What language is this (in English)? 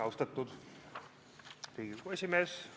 Estonian